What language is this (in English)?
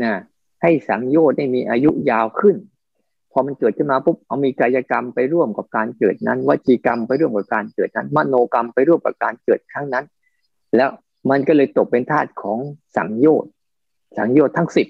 Thai